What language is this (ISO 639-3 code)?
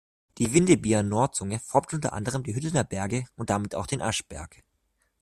deu